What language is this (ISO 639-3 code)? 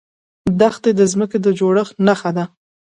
pus